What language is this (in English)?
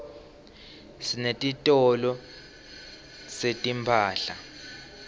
Swati